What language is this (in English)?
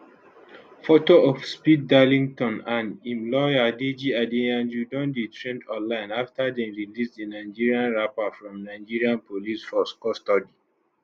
Nigerian Pidgin